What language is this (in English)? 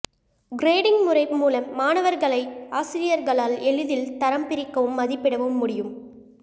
Tamil